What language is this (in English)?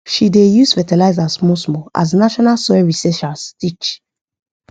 Nigerian Pidgin